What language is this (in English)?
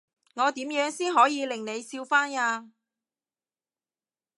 Cantonese